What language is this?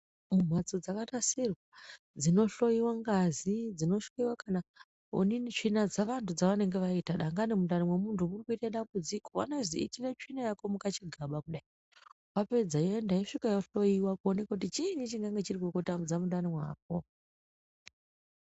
Ndau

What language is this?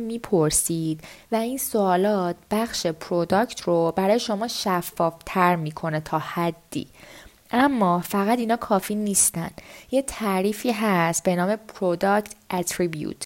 Persian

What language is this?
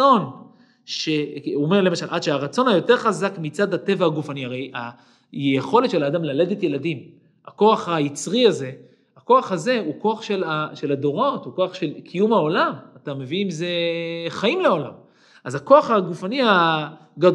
Hebrew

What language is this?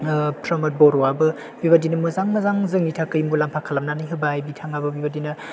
Bodo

